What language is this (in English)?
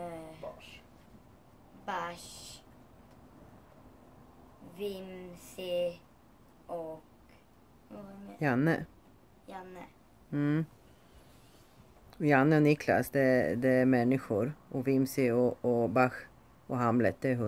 Swedish